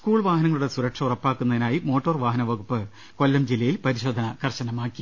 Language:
Malayalam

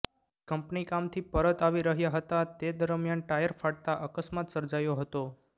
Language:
Gujarati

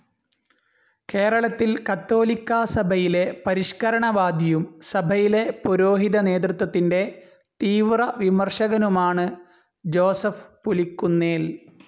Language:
Malayalam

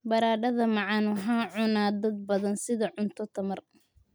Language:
Somali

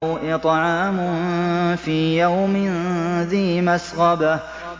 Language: Arabic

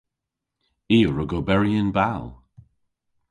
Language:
Cornish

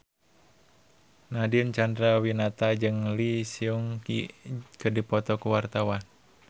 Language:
Sundanese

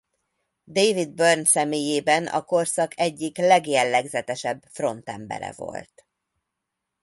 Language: Hungarian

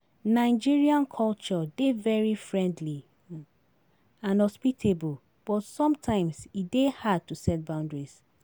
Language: Nigerian Pidgin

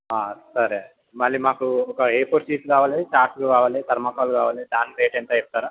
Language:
Telugu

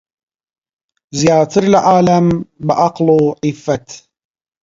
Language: Central Kurdish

